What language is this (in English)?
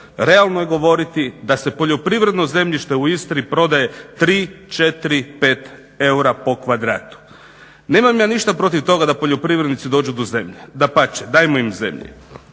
Croatian